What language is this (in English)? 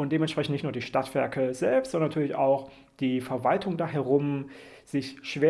German